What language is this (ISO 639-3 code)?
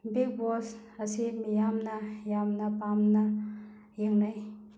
mni